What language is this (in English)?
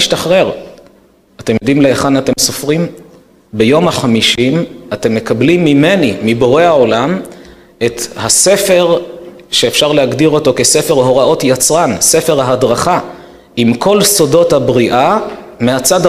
Hebrew